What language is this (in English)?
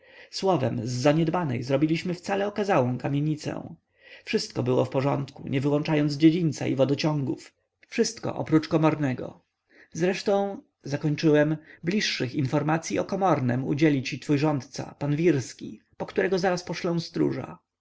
Polish